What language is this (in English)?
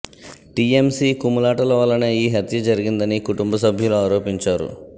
Telugu